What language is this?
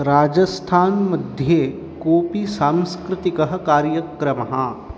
Sanskrit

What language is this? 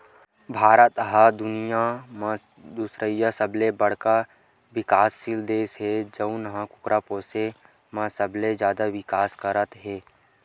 Chhattisgarhi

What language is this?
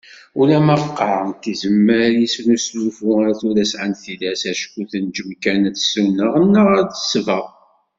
Kabyle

